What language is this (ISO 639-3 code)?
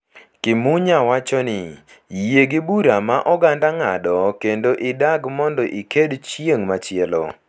luo